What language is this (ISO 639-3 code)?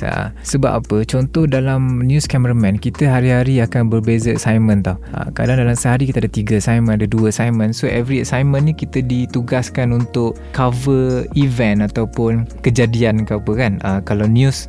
msa